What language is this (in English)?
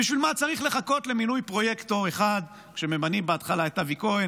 Hebrew